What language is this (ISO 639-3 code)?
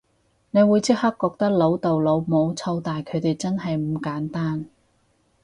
yue